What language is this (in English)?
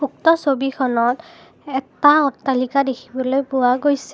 Assamese